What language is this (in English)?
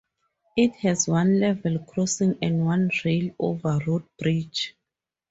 English